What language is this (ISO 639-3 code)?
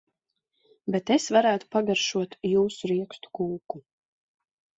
lav